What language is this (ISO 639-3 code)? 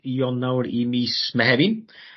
cym